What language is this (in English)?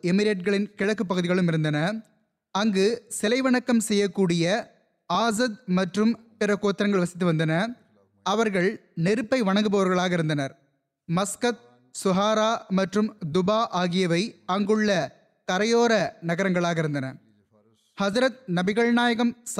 Tamil